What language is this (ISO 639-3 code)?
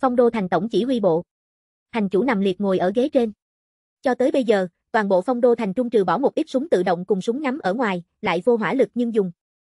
vie